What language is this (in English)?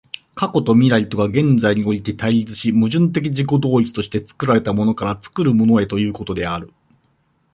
Japanese